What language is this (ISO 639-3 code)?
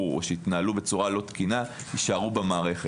heb